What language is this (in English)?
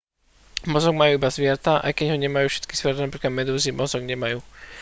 Slovak